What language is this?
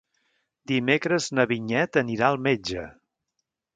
Catalan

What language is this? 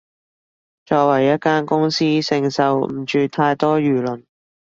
Cantonese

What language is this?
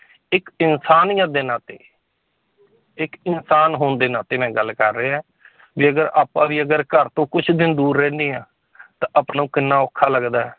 Punjabi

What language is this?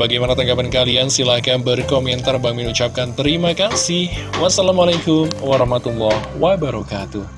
Indonesian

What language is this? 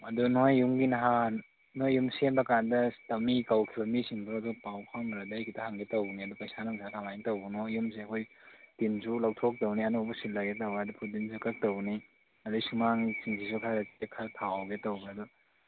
Manipuri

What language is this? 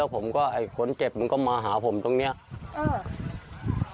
Thai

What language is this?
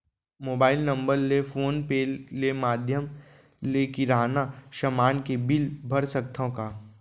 Chhattisgarhi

